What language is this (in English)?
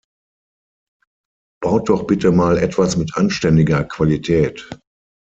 German